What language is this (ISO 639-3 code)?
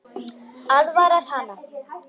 isl